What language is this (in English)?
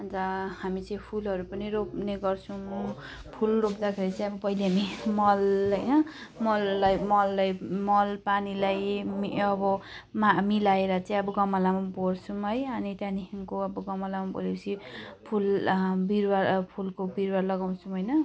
Nepali